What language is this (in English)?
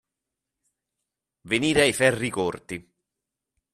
Italian